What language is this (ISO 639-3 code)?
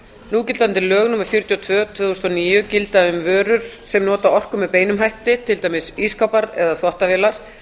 isl